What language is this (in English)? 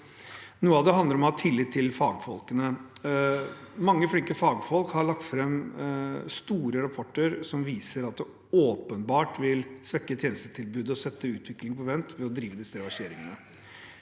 Norwegian